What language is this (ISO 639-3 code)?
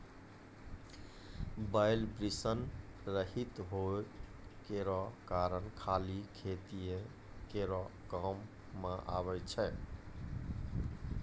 mai